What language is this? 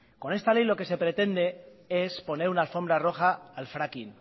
Spanish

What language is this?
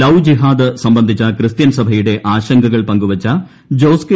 Malayalam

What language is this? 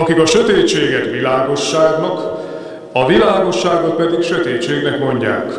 Hungarian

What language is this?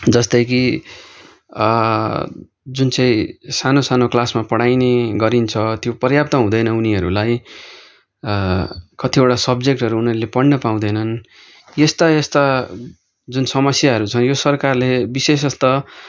Nepali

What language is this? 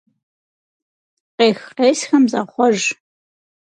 Kabardian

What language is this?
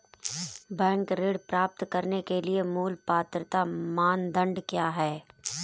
Hindi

